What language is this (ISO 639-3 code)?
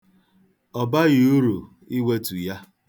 ibo